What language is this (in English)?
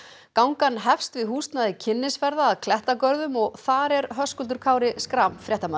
Icelandic